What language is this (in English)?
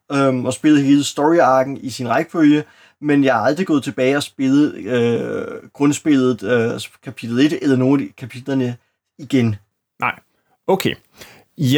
Danish